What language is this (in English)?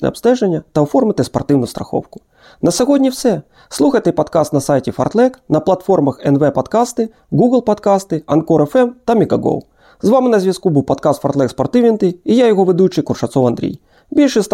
Ukrainian